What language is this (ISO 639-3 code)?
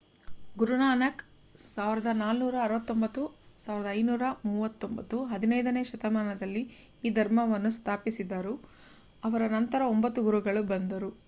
kan